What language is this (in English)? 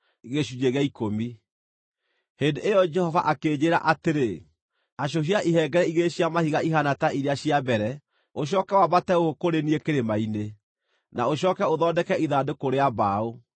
Kikuyu